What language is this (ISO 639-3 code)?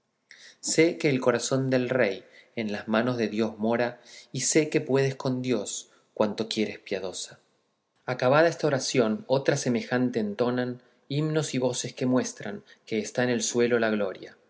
spa